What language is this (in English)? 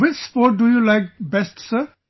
English